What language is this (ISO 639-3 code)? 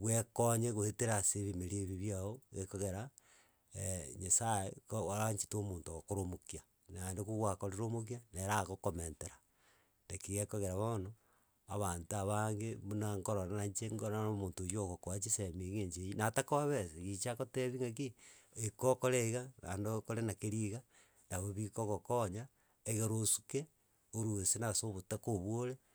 guz